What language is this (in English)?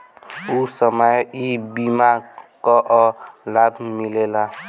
Bhojpuri